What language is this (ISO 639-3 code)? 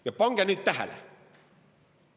est